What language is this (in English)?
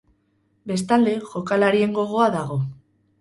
Basque